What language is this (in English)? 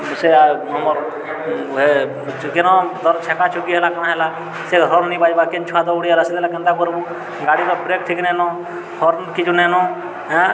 Odia